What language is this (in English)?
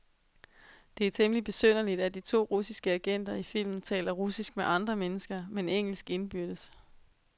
Danish